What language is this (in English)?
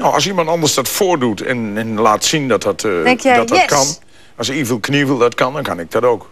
Dutch